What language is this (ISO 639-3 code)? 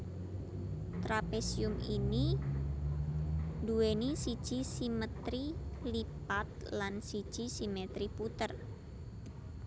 jav